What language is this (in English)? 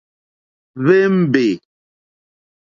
Mokpwe